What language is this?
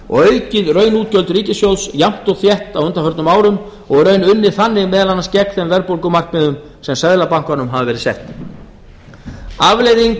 Icelandic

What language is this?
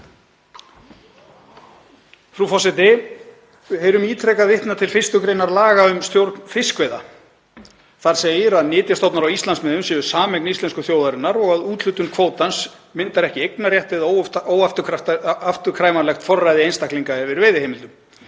Icelandic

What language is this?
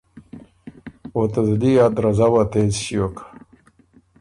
Ormuri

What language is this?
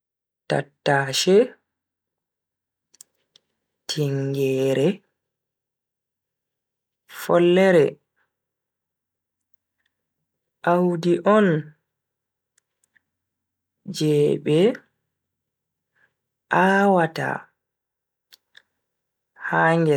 Bagirmi Fulfulde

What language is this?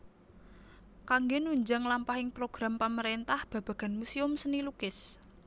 Javanese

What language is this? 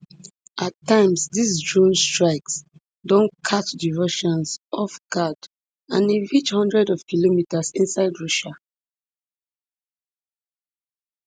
Nigerian Pidgin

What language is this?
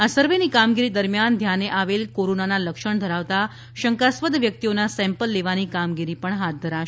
Gujarati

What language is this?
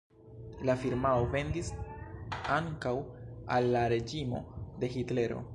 Esperanto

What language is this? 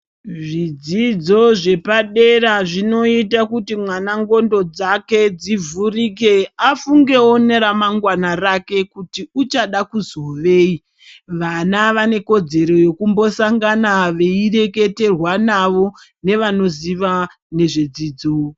Ndau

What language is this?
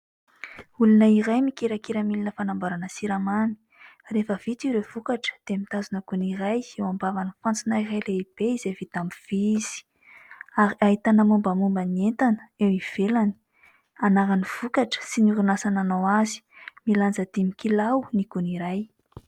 Malagasy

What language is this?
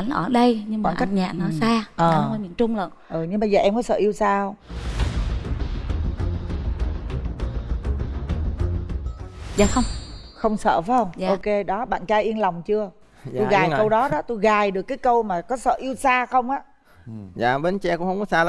Vietnamese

